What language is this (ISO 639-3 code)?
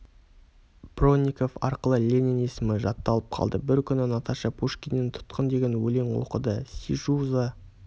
kaz